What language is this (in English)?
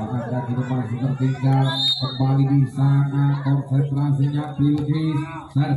Indonesian